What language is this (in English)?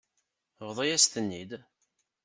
Kabyle